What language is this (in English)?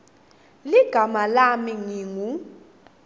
Swati